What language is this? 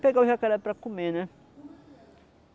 Portuguese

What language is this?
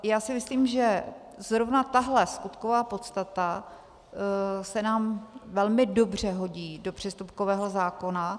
Czech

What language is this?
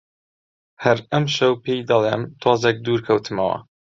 Central Kurdish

